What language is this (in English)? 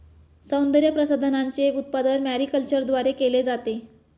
Marathi